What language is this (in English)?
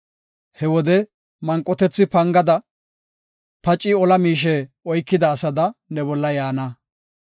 Gofa